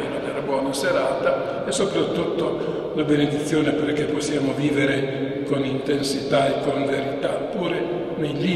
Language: Italian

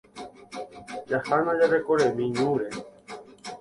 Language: Guarani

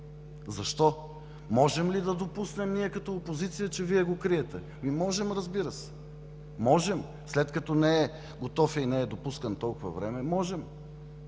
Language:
Bulgarian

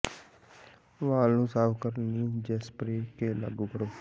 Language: Punjabi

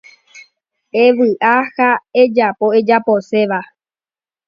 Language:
Guarani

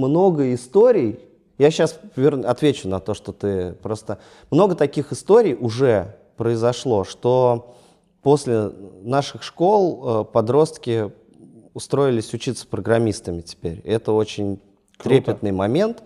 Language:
Russian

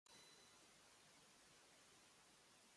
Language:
Japanese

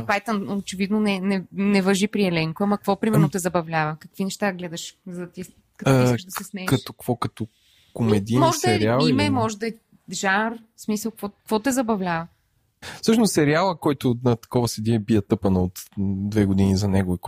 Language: Bulgarian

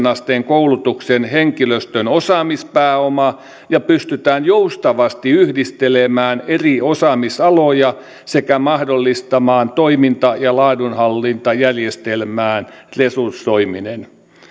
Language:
Finnish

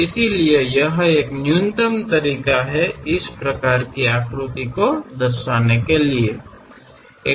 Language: Kannada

